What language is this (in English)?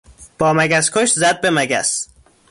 Persian